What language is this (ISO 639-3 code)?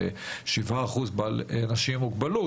heb